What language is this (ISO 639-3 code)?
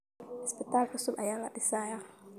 som